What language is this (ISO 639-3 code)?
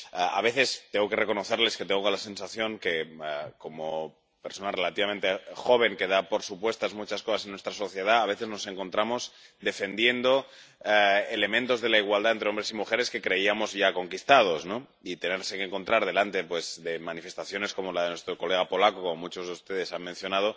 spa